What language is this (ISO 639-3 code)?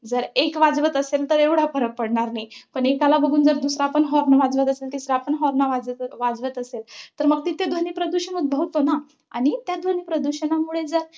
mar